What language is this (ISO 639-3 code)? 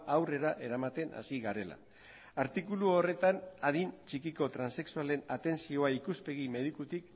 eus